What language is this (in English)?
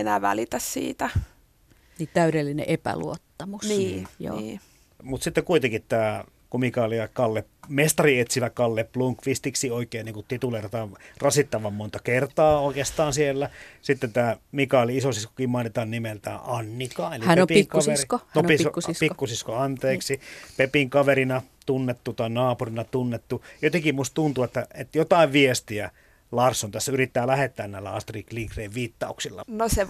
Finnish